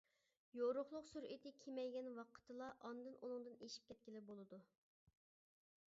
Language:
Uyghur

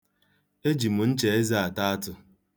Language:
Igbo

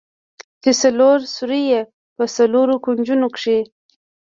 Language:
Pashto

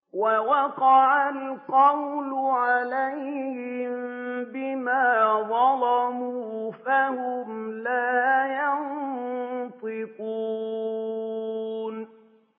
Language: Arabic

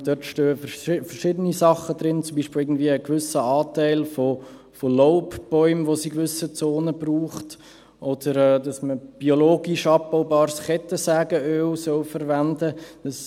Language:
Swiss German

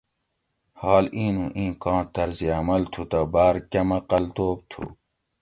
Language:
Gawri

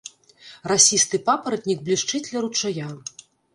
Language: Belarusian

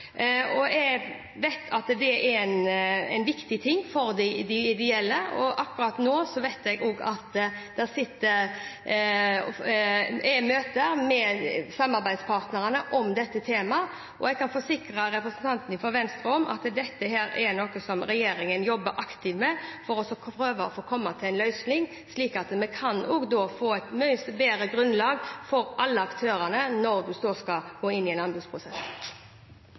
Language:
Norwegian Bokmål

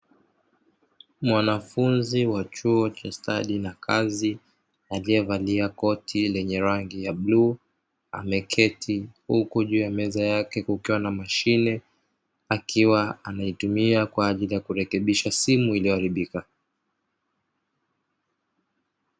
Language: Swahili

